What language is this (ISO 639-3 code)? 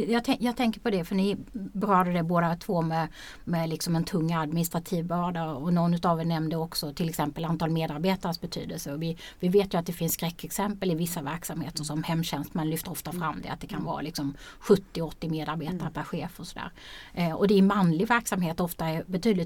swe